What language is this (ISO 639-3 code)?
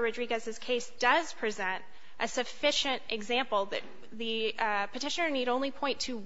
eng